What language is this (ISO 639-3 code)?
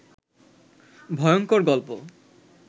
ben